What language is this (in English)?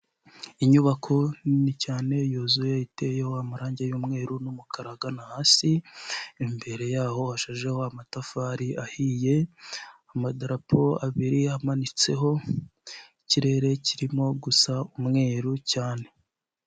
Kinyarwanda